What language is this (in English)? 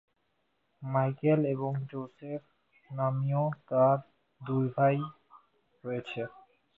Bangla